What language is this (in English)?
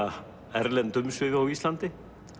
Icelandic